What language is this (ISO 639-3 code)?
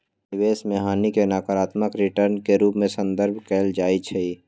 mag